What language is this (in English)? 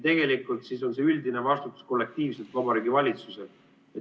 Estonian